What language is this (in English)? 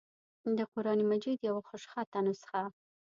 Pashto